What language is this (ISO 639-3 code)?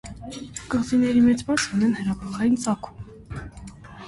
hye